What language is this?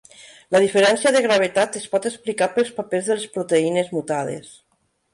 Catalan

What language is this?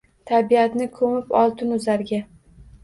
Uzbek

